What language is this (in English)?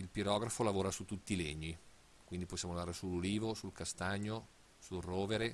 Italian